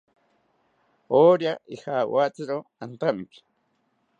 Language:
South Ucayali Ashéninka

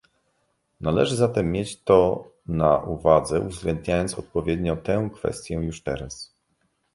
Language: Polish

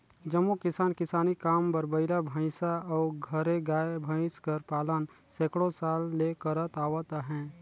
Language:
Chhattisgarhi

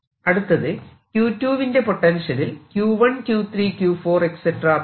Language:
Malayalam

